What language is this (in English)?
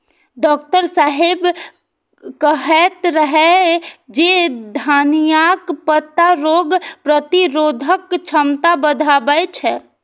Maithili